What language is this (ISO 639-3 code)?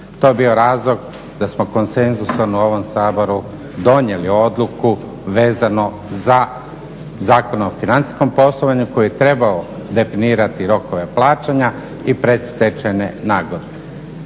hrv